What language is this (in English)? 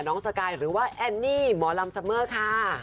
Thai